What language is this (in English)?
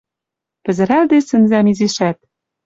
Western Mari